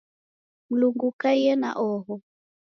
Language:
Taita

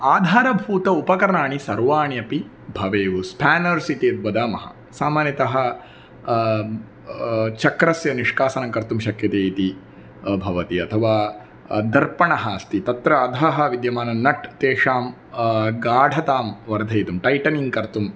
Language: Sanskrit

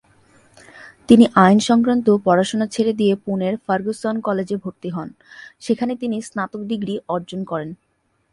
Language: Bangla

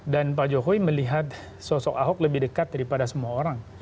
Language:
Indonesian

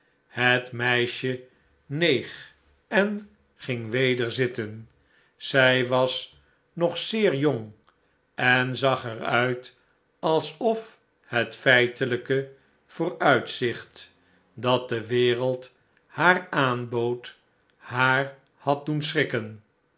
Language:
Dutch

